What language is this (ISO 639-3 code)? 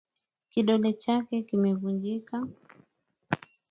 swa